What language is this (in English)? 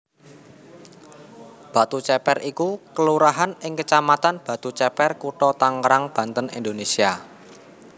Javanese